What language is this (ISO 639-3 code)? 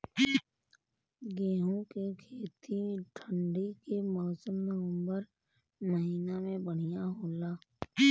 bho